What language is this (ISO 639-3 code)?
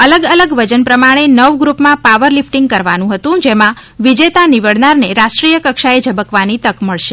guj